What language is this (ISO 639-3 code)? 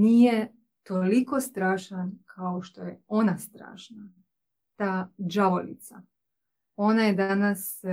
hrv